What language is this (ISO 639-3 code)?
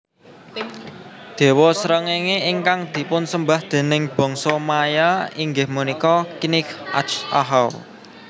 jav